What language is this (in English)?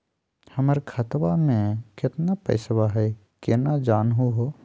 Magahi